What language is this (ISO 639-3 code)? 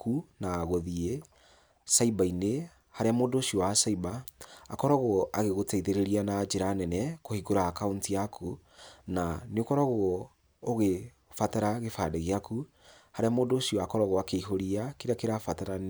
kik